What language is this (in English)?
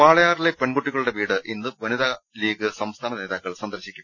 Malayalam